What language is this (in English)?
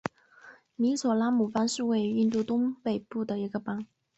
Chinese